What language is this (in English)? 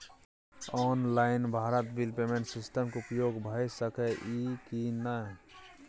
Maithili